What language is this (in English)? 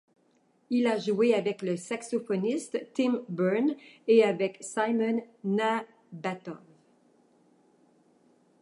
French